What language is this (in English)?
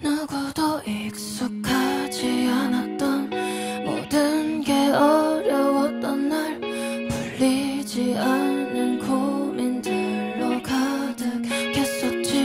Korean